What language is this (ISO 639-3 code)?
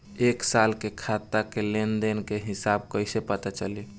bho